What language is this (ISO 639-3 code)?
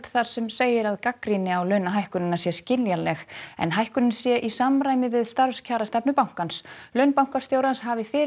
isl